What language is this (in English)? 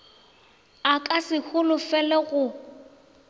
Northern Sotho